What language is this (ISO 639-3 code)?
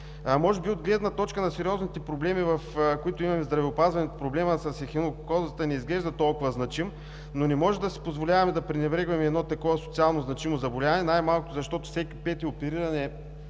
bul